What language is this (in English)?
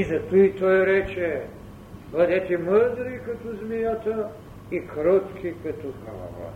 Bulgarian